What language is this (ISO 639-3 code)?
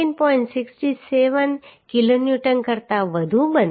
guj